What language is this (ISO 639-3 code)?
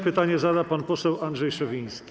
pol